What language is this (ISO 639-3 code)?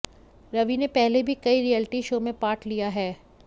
hin